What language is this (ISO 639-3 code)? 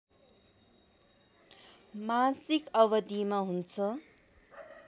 nep